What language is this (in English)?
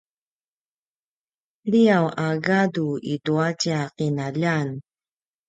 Paiwan